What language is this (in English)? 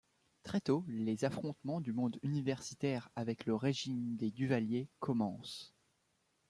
French